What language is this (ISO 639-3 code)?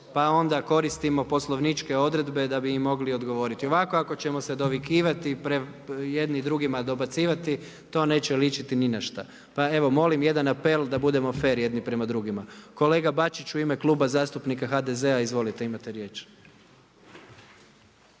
hrv